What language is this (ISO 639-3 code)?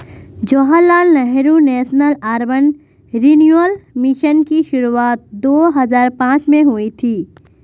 hin